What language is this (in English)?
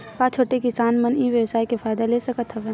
Chhattisgarhi